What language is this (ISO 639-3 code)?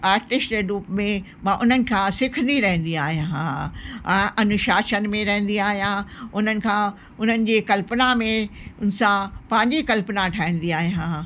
snd